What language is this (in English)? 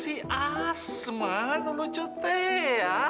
Indonesian